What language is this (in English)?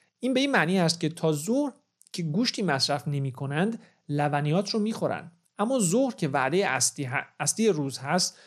Persian